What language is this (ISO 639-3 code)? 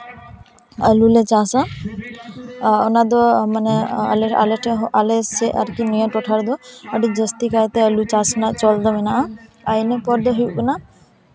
sat